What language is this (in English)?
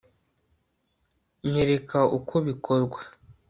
Kinyarwanda